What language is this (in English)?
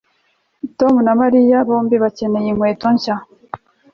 Kinyarwanda